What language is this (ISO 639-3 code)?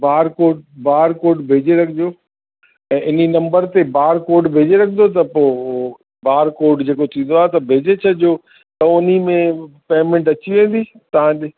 snd